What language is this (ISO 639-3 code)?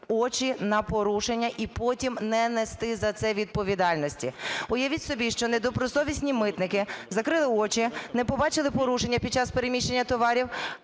ukr